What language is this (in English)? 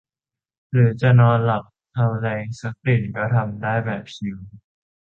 Thai